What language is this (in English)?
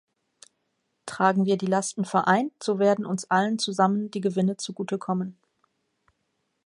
German